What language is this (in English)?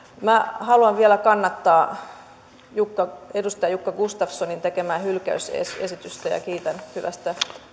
Finnish